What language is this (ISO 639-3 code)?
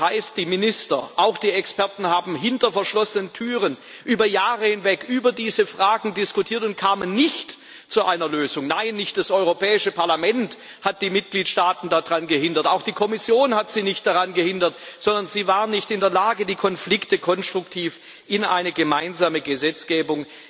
deu